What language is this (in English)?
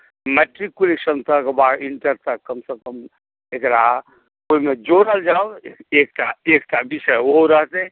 Maithili